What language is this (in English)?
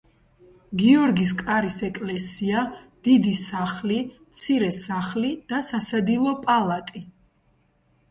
Georgian